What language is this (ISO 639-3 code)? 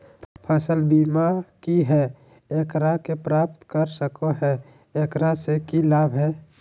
mag